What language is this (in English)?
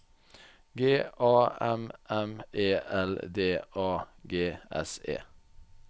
Norwegian